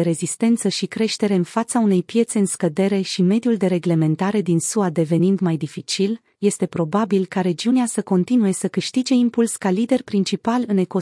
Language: Romanian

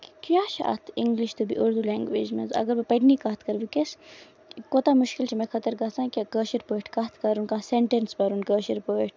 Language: Kashmiri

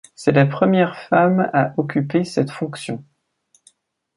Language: French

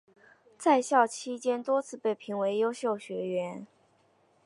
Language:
Chinese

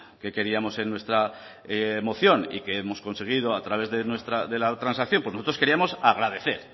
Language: Spanish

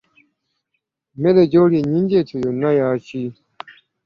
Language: Ganda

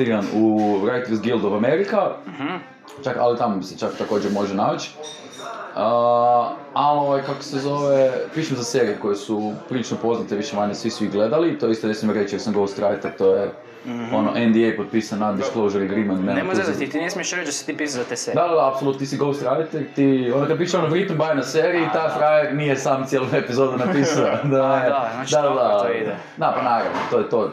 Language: Croatian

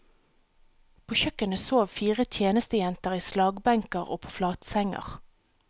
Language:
Norwegian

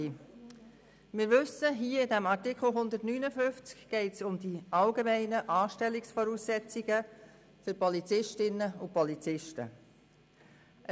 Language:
Swiss German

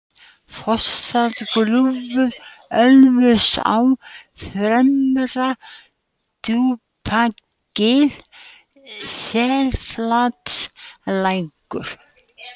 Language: Icelandic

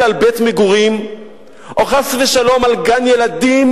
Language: Hebrew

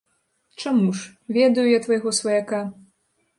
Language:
Belarusian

